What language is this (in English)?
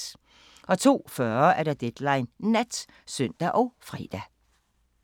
Danish